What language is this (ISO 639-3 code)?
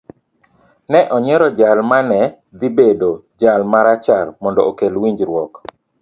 luo